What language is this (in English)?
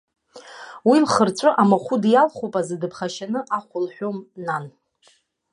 Abkhazian